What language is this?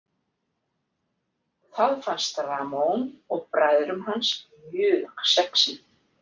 Icelandic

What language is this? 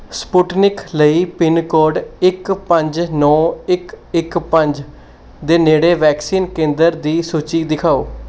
Punjabi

